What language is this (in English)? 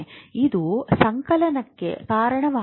Kannada